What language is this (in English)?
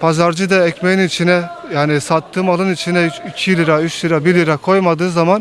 Turkish